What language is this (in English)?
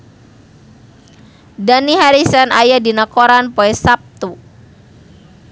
Sundanese